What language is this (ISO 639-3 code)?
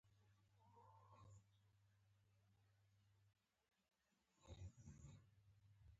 pus